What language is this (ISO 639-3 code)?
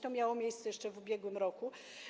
pol